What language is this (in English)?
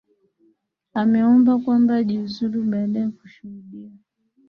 Swahili